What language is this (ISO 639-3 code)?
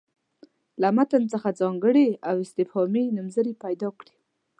pus